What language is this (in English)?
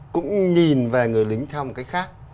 Vietnamese